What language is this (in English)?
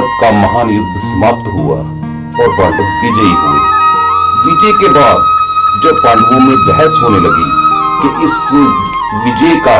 Hindi